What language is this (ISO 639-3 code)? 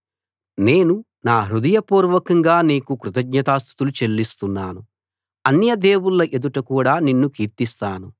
tel